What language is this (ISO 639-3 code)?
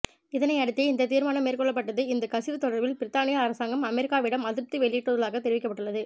tam